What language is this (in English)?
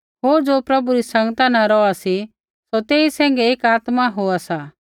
Kullu Pahari